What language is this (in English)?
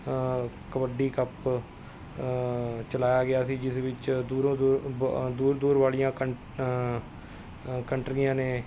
Punjabi